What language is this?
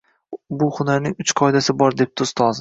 Uzbek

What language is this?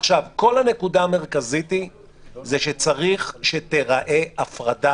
Hebrew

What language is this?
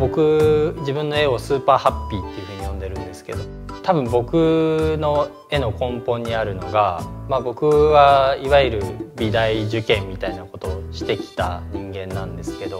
Japanese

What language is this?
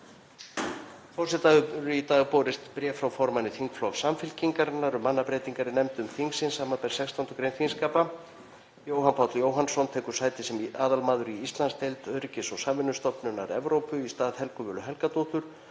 Icelandic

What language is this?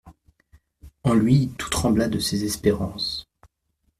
French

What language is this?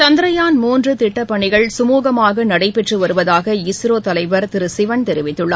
Tamil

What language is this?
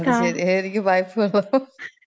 Malayalam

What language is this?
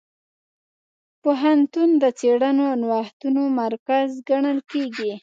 Pashto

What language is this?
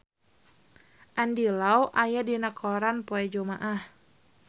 Sundanese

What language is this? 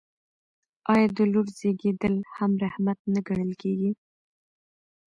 Pashto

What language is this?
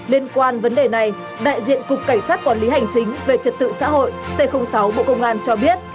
Vietnamese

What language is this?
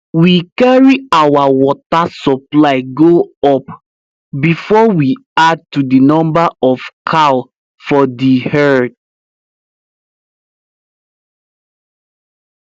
Nigerian Pidgin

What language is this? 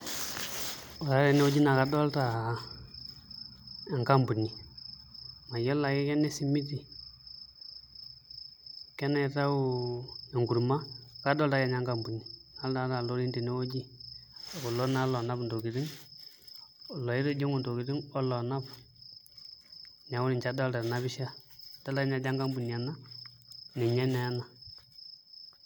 Masai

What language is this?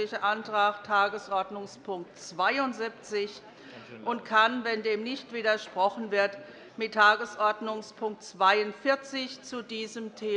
German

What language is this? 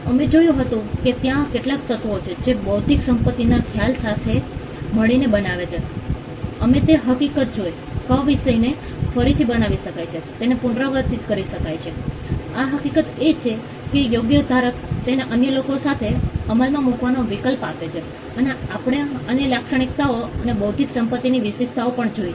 Gujarati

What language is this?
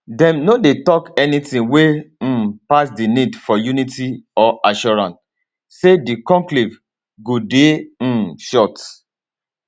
Nigerian Pidgin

